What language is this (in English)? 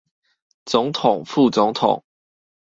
Chinese